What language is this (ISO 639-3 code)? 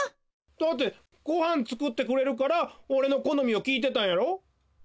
jpn